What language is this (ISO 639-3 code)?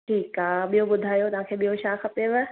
snd